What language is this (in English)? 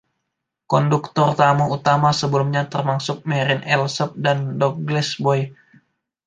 Indonesian